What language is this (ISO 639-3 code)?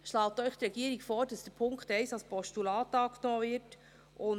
gsw